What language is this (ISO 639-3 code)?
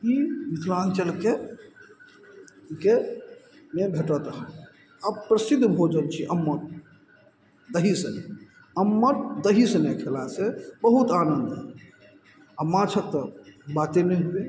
mai